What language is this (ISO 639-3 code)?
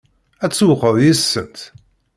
kab